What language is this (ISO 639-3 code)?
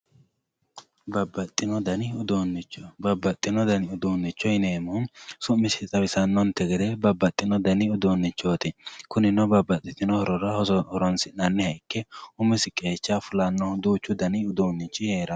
sid